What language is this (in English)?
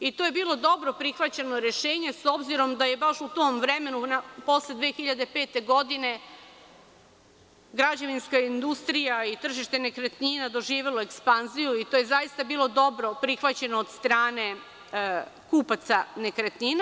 Serbian